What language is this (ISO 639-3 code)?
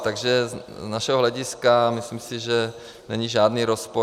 ces